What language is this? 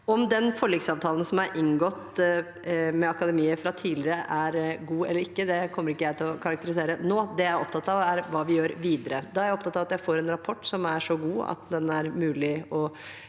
Norwegian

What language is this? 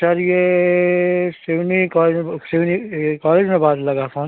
Hindi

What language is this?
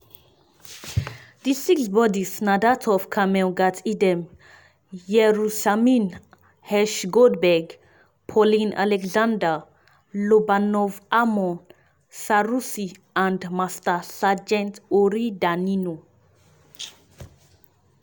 Nigerian Pidgin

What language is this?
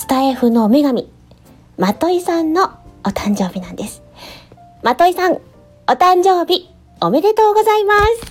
Japanese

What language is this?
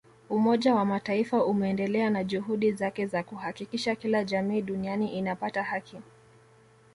Swahili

